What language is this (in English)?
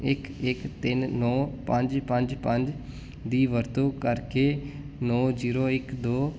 Punjabi